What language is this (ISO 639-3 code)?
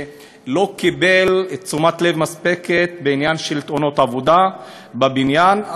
heb